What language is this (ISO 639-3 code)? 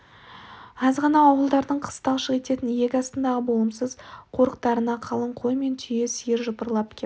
kaz